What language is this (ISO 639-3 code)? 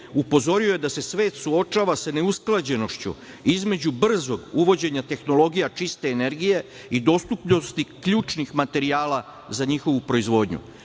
srp